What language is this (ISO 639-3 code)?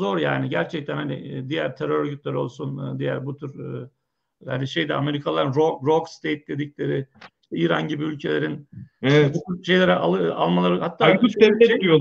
tur